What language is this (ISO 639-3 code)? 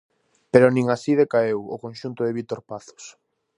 glg